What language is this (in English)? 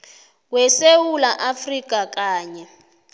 South Ndebele